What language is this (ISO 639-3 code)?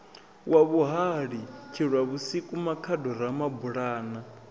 ven